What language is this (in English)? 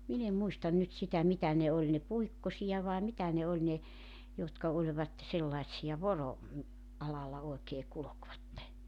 Finnish